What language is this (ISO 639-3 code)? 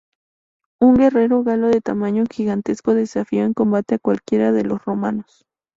spa